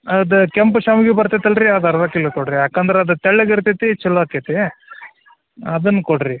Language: Kannada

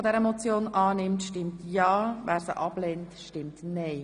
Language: Swiss German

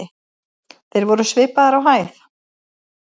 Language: Icelandic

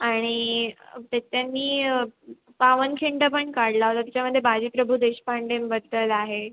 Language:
Marathi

